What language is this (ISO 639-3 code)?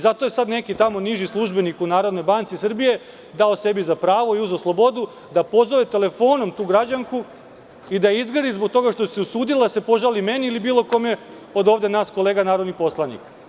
srp